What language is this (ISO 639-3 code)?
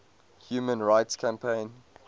eng